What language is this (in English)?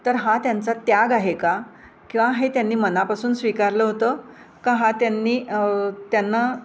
Marathi